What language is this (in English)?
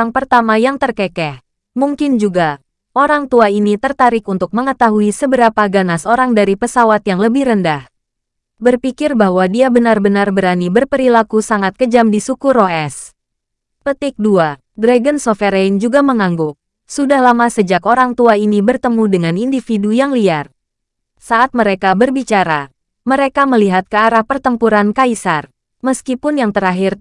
Indonesian